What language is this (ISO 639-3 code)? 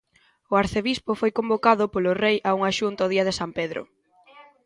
glg